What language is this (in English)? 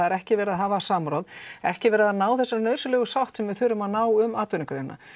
Icelandic